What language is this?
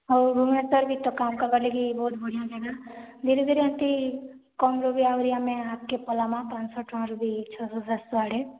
Odia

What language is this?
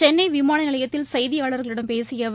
Tamil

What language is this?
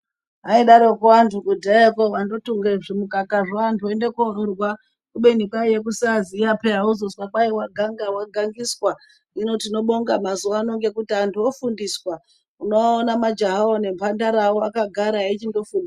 Ndau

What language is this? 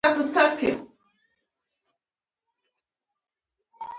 Pashto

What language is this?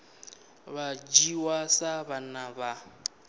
Venda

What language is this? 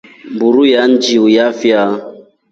Rombo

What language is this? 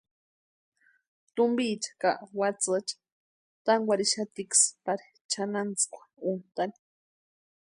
Western Highland Purepecha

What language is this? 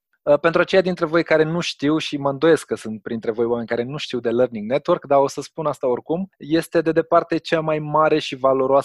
Romanian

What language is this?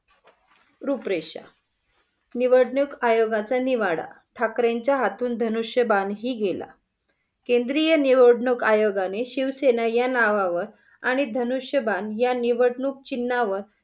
Marathi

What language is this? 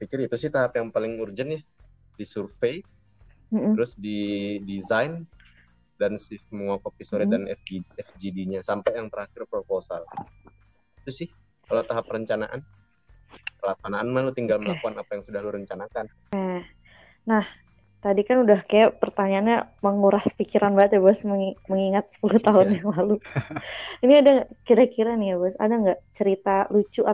Indonesian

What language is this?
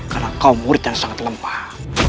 Indonesian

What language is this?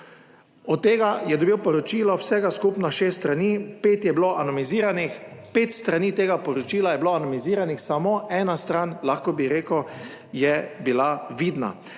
Slovenian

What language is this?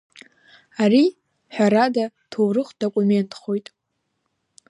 Abkhazian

